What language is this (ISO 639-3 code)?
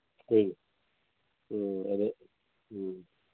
mni